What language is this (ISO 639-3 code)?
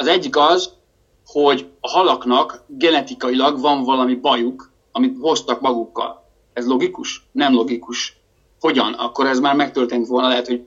hun